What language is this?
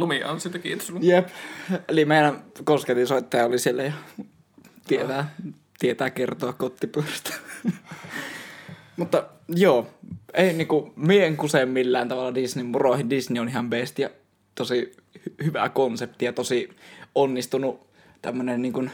Finnish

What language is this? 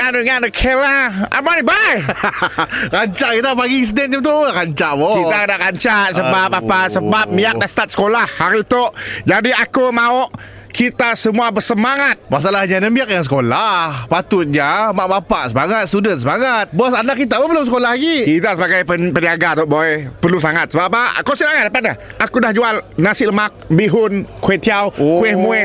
Malay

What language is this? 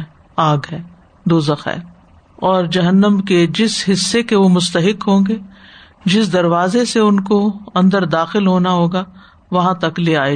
Urdu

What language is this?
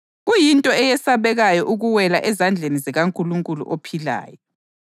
North Ndebele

